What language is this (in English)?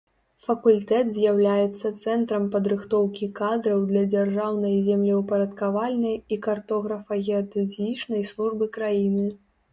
Belarusian